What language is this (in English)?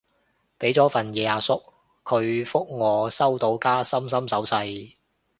Cantonese